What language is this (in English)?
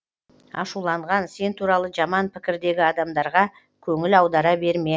Kazakh